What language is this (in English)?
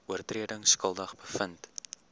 Afrikaans